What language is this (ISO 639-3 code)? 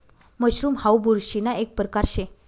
mar